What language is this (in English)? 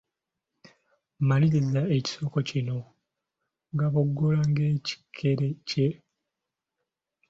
Ganda